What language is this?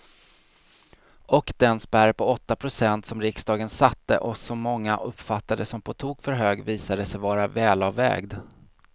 Swedish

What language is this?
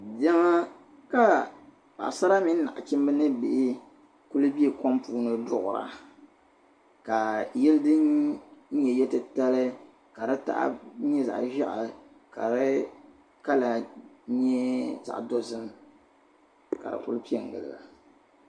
Dagbani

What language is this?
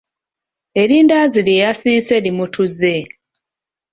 Ganda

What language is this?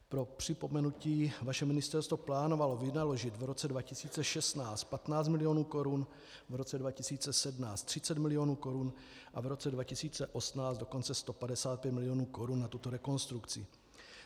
Czech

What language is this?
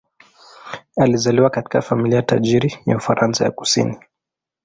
Swahili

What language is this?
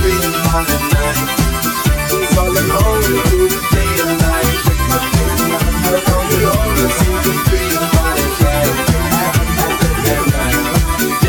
English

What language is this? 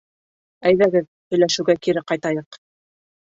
Bashkir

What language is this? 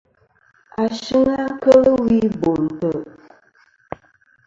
Kom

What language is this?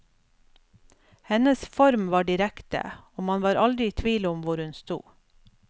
Norwegian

